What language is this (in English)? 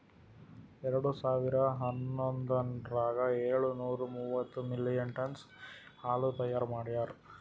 Kannada